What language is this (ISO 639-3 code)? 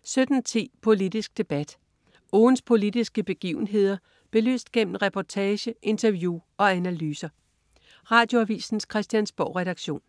dan